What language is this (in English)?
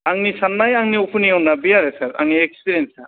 Bodo